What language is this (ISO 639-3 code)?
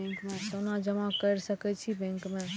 mai